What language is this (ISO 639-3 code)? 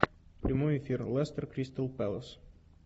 rus